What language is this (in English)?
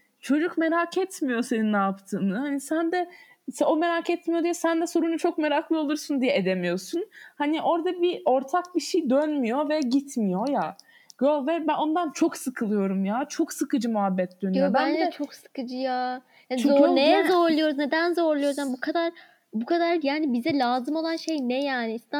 Turkish